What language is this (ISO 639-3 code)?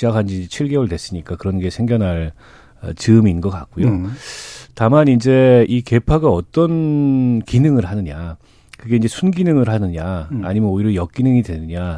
kor